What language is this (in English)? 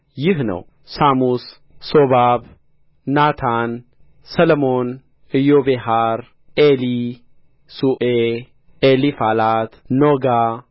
Amharic